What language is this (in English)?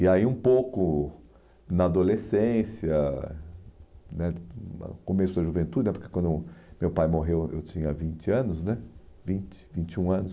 Portuguese